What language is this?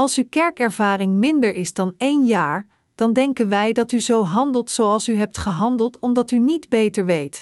Dutch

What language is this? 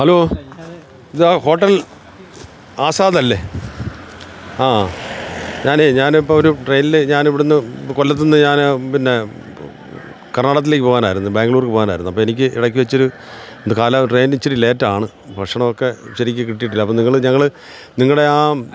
Malayalam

